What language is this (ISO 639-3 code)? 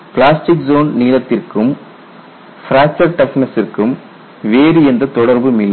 tam